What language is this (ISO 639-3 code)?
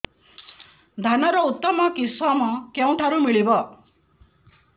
ori